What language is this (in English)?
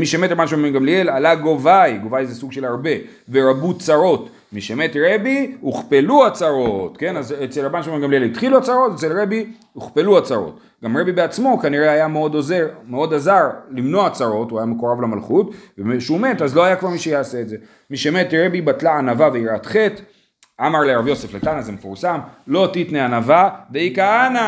Hebrew